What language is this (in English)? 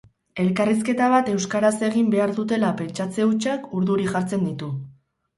Basque